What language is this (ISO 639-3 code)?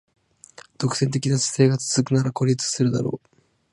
jpn